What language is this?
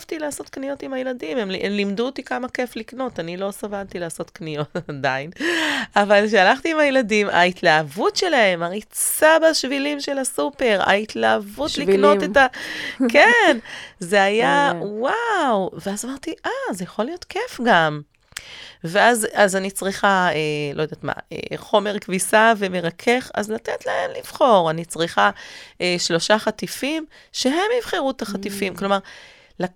Hebrew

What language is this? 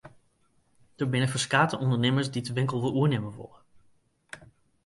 Western Frisian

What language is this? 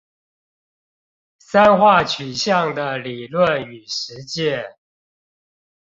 Chinese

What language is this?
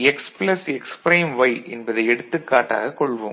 Tamil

